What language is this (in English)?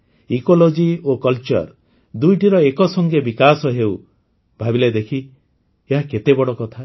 Odia